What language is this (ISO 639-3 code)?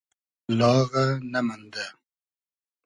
haz